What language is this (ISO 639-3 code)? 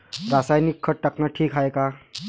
mar